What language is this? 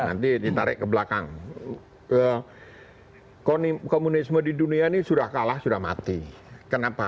Indonesian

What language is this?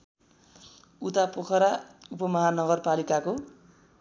Nepali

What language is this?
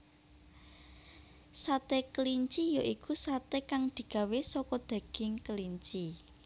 Javanese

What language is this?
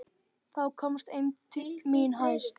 Icelandic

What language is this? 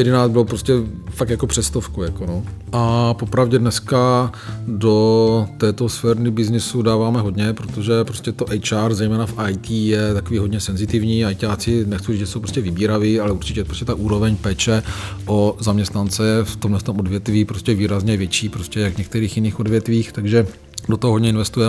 Czech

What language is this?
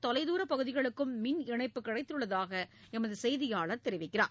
Tamil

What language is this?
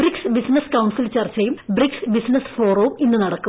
Malayalam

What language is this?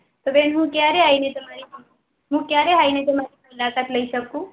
Gujarati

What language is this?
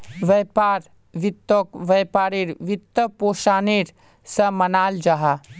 Magahi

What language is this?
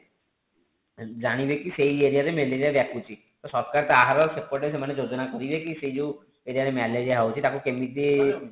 Odia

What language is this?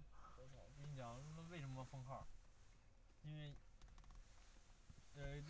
Chinese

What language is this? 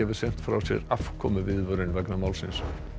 Icelandic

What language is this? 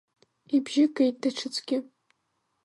Abkhazian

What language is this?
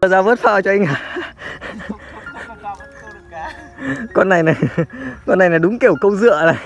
Vietnamese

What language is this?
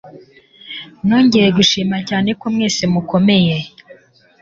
Kinyarwanda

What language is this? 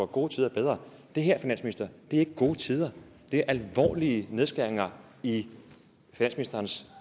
Danish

